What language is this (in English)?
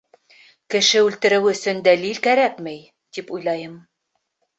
Bashkir